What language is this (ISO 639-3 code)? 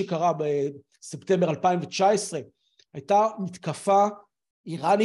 heb